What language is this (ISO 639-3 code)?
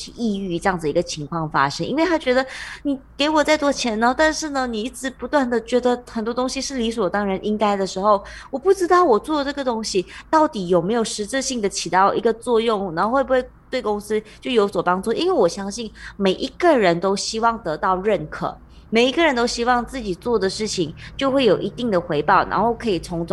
zho